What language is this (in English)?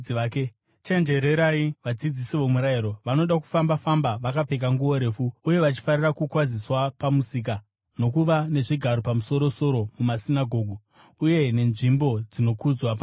Shona